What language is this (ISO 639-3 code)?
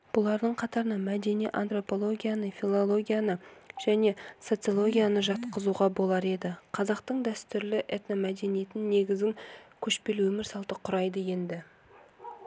kaz